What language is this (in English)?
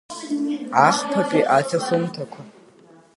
Abkhazian